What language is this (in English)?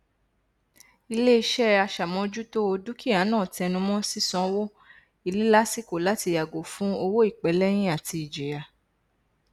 Yoruba